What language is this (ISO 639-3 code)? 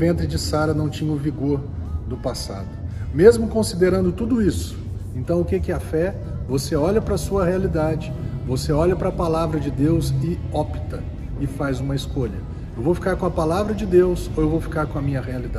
por